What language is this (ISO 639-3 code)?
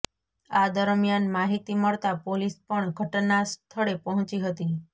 guj